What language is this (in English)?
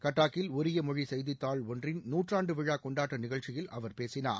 Tamil